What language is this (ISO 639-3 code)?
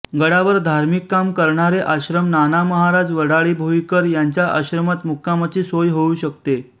mar